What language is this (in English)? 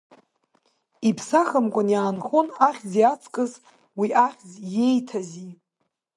Abkhazian